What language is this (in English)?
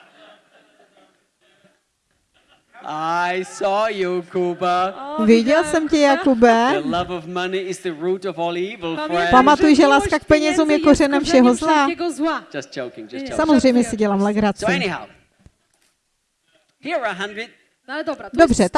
Czech